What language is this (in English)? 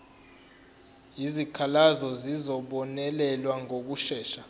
Zulu